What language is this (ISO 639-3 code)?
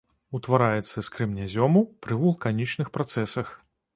bel